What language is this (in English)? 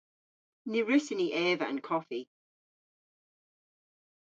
Cornish